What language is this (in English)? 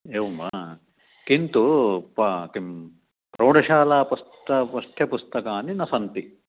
Sanskrit